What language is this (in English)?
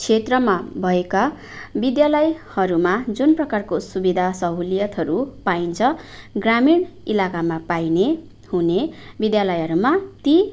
Nepali